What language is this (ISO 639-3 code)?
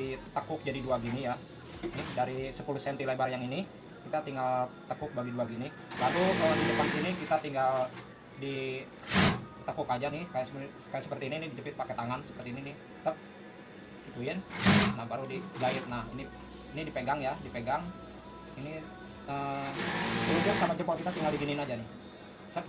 ind